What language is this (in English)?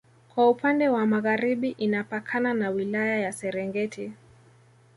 Swahili